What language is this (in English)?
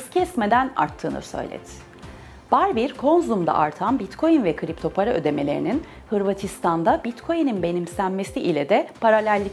Turkish